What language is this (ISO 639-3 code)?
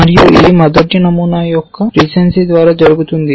tel